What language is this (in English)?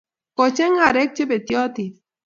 Kalenjin